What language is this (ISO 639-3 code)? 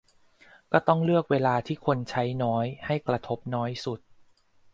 tha